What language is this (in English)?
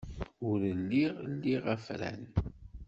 Kabyle